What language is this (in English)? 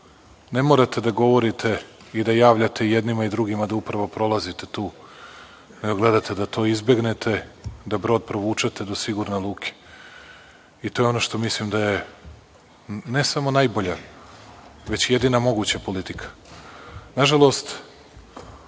Serbian